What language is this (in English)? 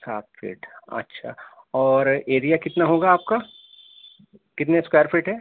Urdu